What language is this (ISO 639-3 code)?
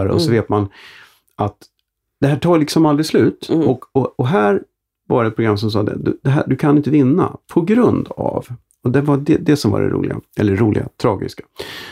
swe